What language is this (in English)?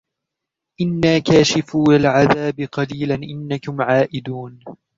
Arabic